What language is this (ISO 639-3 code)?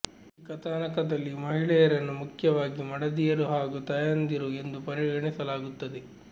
kan